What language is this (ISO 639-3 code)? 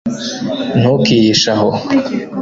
kin